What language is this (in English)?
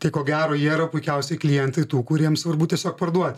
Lithuanian